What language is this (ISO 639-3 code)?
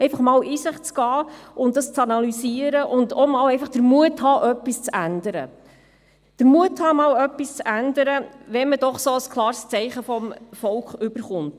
gsw